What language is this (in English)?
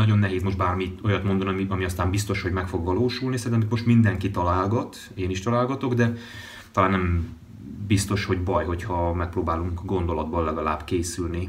Hungarian